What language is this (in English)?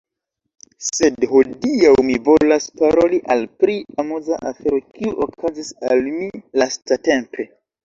Esperanto